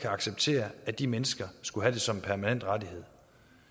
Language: Danish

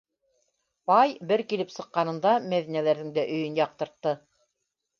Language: Bashkir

